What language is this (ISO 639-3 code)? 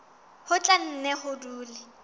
sot